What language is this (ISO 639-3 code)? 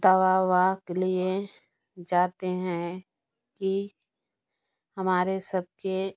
hin